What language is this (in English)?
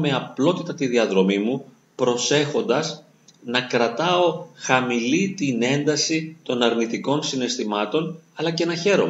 Greek